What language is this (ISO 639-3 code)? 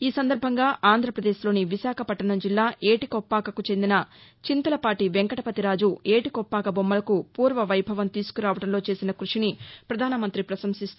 tel